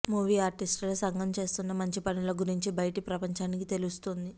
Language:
Telugu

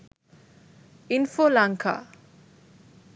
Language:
Sinhala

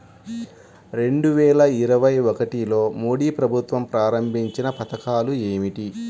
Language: Telugu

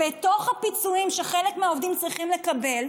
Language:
Hebrew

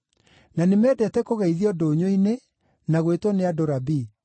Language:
Kikuyu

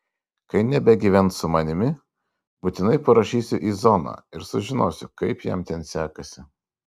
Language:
Lithuanian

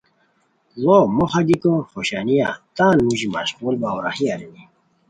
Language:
Khowar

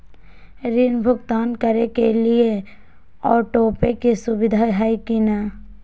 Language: Magahi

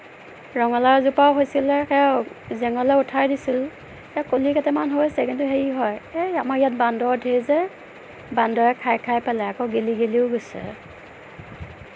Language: Assamese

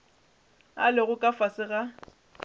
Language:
Northern Sotho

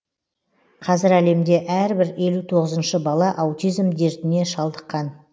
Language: Kazakh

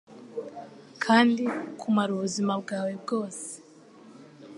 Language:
Kinyarwanda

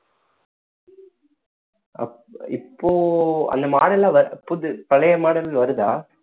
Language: Tamil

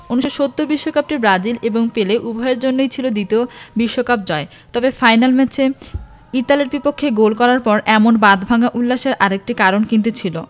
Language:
Bangla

